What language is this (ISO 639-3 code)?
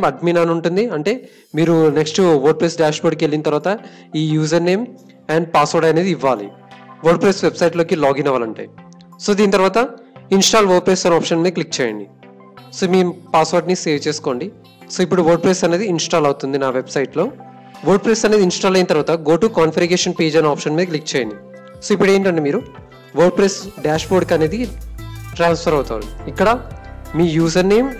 tel